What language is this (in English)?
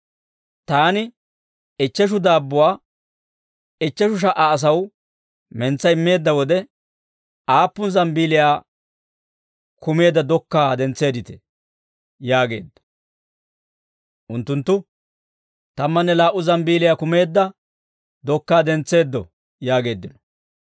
Dawro